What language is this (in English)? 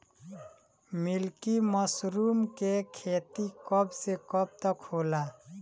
Bhojpuri